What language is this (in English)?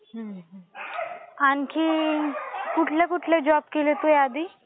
Marathi